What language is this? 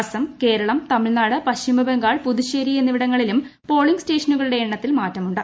Malayalam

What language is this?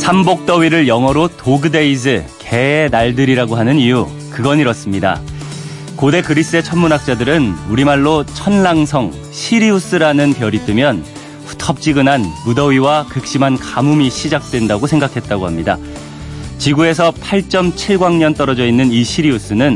Korean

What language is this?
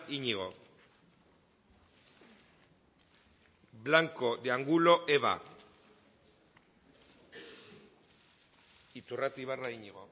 Basque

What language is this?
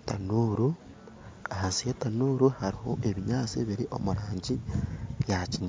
Nyankole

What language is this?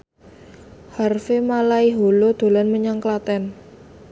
Javanese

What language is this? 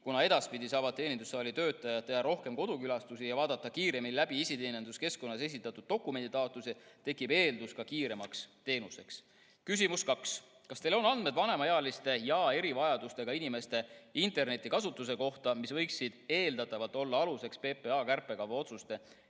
Estonian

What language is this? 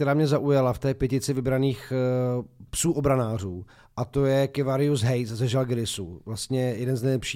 Czech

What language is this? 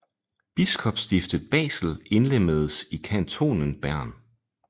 Danish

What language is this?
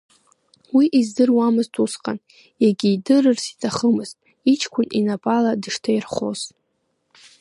Abkhazian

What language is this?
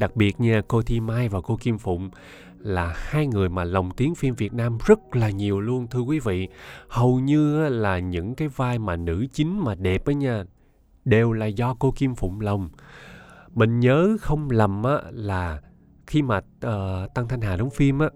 Vietnamese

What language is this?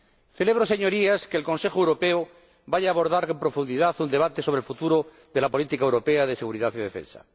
Spanish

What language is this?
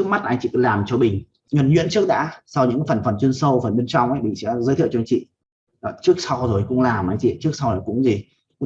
Vietnamese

